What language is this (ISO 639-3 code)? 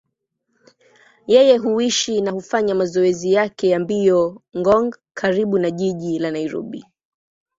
swa